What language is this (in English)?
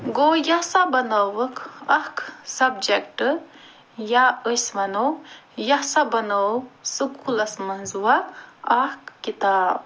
Kashmiri